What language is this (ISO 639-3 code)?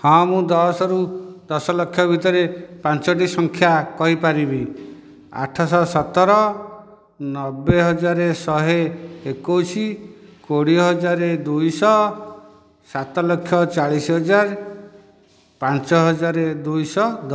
ori